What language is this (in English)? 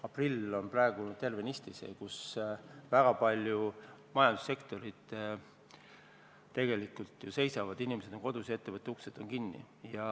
Estonian